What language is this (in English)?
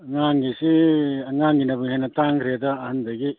Manipuri